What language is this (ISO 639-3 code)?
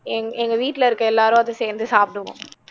tam